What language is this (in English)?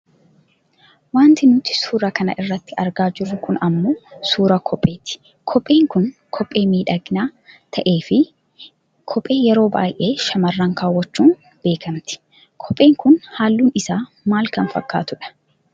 Oromo